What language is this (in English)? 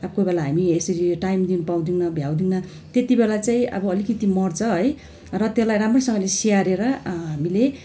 Nepali